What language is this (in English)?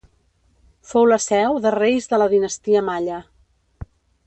Catalan